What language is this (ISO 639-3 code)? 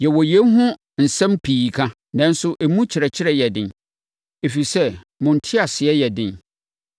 aka